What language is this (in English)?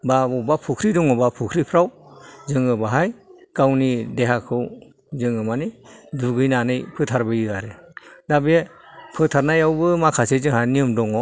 Bodo